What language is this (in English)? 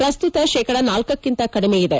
Kannada